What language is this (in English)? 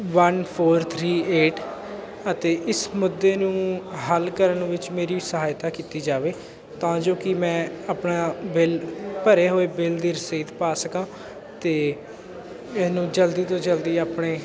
Punjabi